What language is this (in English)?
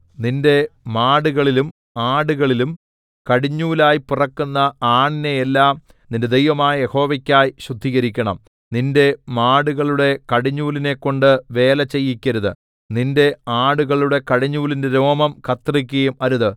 Malayalam